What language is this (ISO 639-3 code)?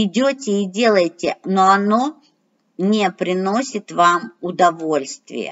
rus